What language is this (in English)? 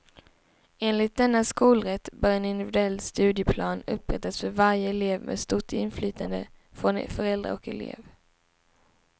Swedish